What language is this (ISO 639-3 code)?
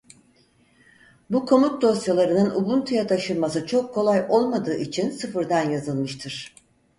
tur